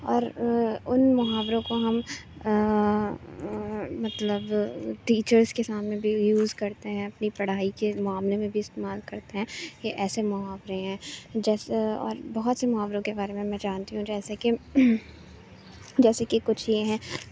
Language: Urdu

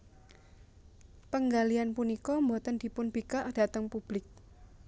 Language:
Javanese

